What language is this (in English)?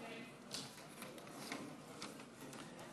Hebrew